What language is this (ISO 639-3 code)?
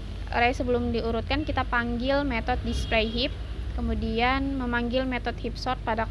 ind